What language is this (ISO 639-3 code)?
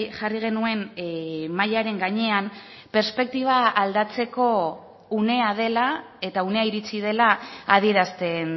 eus